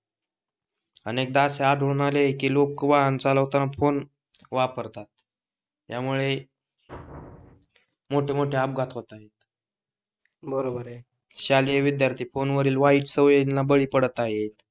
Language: Marathi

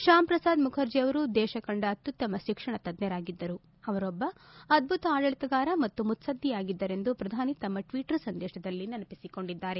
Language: Kannada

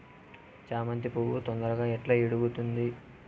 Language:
Telugu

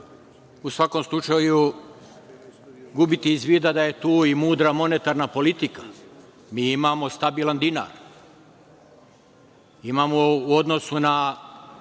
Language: Serbian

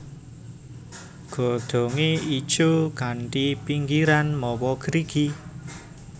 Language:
Javanese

